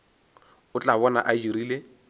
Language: Northern Sotho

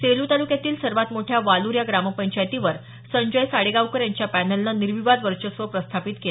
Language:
Marathi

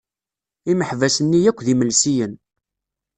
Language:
Kabyle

